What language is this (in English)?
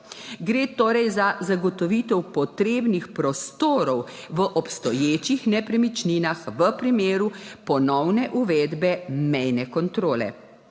Slovenian